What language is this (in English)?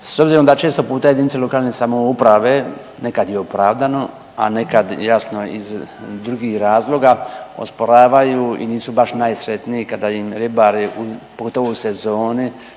Croatian